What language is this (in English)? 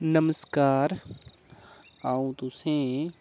Dogri